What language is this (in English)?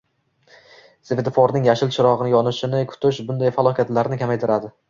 Uzbek